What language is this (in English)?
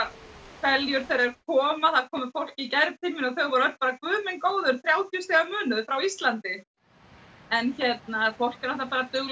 Icelandic